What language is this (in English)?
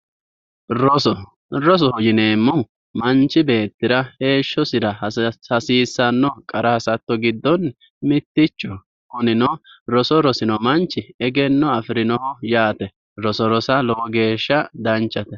Sidamo